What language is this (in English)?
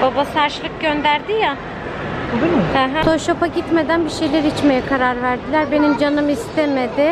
Turkish